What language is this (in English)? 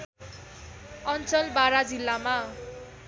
Nepali